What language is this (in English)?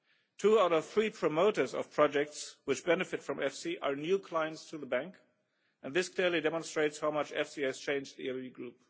English